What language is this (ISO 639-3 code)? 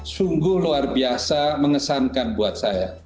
ind